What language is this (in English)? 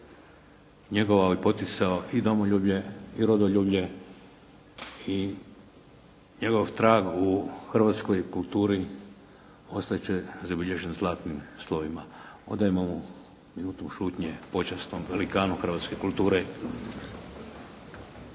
Croatian